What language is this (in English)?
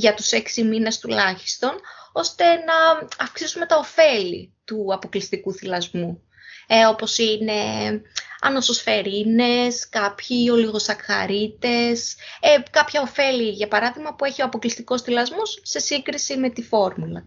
Greek